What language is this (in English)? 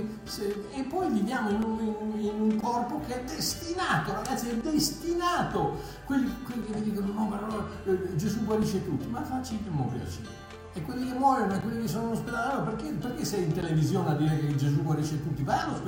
Italian